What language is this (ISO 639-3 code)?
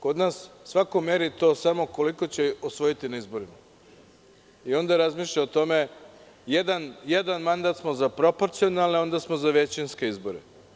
srp